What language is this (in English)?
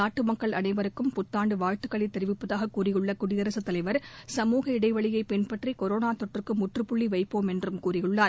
Tamil